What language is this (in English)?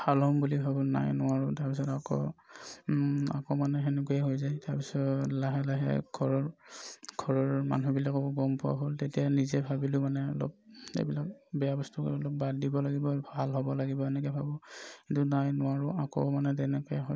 Assamese